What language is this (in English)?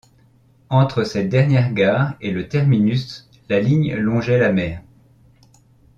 French